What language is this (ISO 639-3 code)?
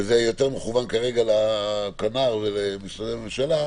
heb